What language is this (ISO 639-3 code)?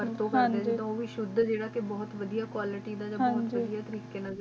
pan